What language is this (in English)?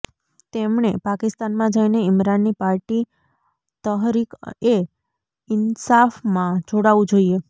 Gujarati